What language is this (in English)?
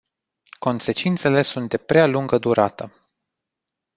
Romanian